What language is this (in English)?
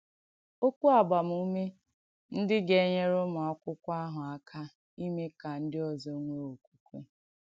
Igbo